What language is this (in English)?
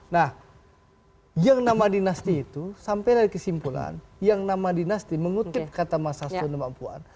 Indonesian